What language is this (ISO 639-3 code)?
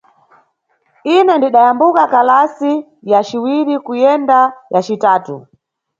nyu